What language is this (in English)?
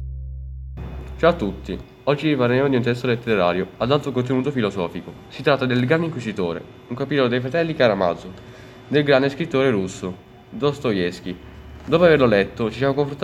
Italian